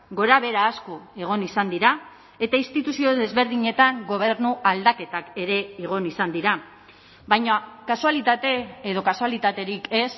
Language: Basque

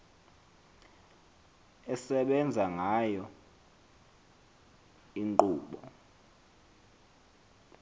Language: Xhosa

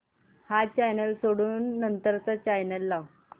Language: Marathi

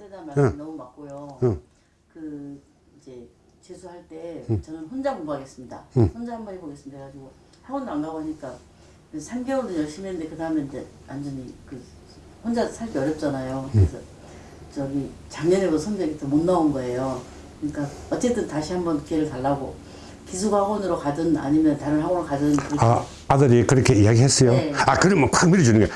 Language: Korean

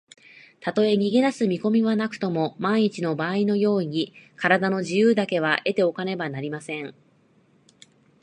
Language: Japanese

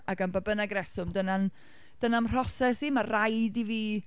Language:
Welsh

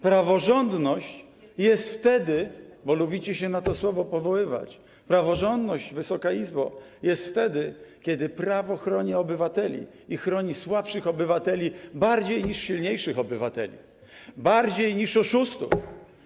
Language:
Polish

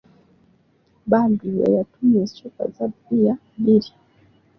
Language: Ganda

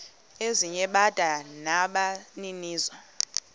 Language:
Xhosa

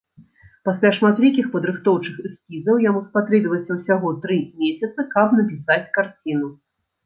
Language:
Belarusian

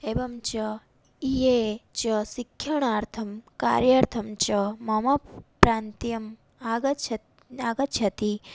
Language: Sanskrit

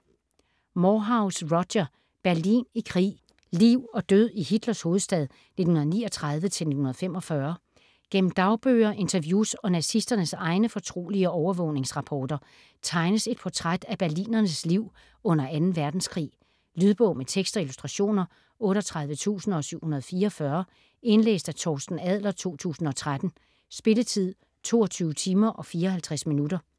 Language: Danish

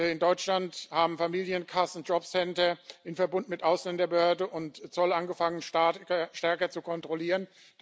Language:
German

